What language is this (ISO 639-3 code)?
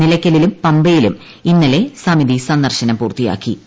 mal